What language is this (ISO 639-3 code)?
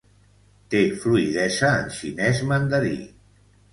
cat